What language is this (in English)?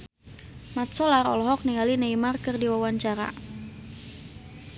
Sundanese